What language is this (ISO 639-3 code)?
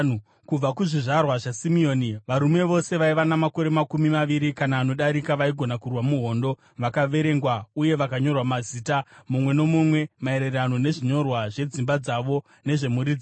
sna